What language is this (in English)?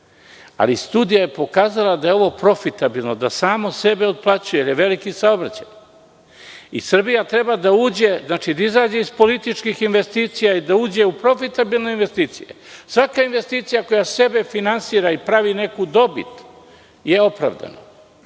Serbian